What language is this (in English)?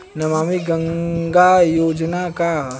Bhojpuri